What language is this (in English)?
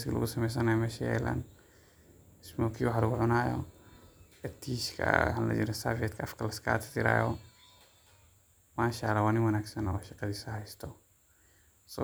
Somali